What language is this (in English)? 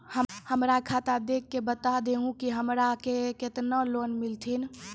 Maithili